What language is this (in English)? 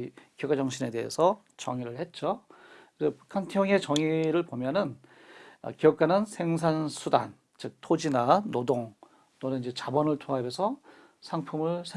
Korean